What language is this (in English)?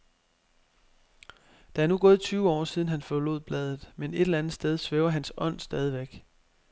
Danish